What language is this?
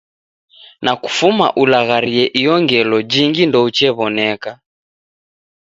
Taita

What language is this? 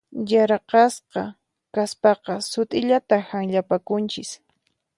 Puno Quechua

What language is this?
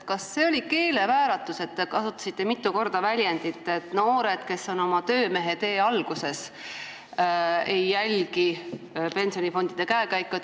Estonian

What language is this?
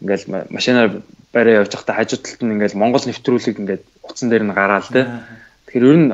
Dutch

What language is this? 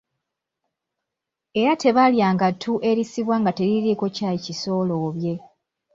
Ganda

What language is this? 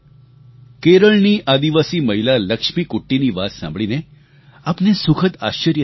Gujarati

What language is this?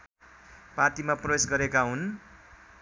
Nepali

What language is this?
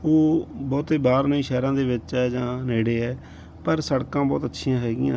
Punjabi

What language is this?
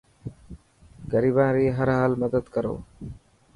Dhatki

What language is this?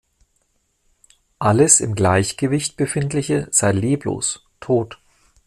German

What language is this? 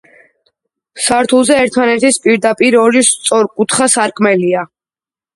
Georgian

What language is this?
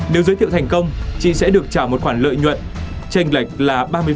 Vietnamese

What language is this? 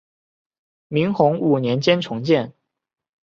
Chinese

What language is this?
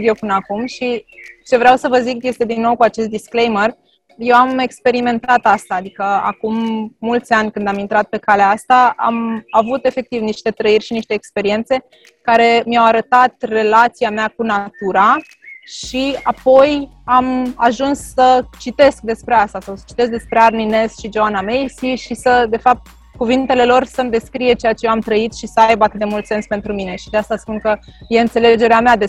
Romanian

